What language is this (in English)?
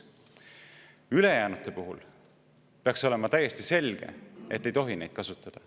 Estonian